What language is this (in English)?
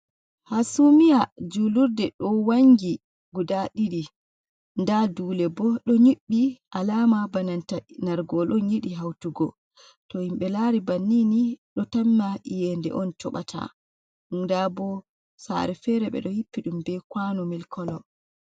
Fula